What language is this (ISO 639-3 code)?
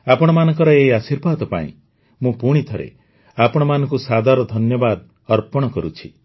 ori